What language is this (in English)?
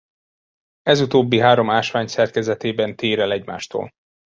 Hungarian